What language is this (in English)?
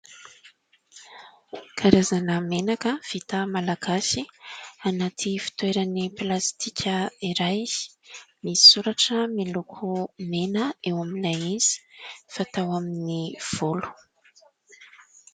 Malagasy